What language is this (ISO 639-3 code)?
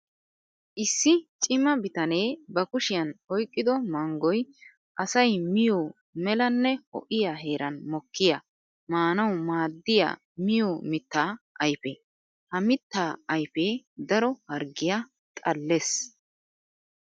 wal